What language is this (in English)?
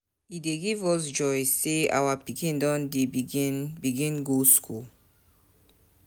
Nigerian Pidgin